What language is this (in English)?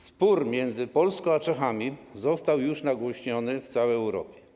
Polish